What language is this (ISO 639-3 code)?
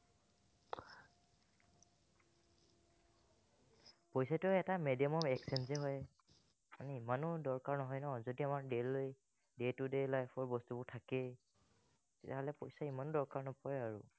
asm